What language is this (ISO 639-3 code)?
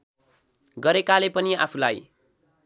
nep